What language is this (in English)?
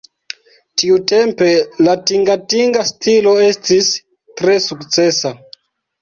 Esperanto